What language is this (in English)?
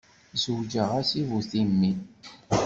Kabyle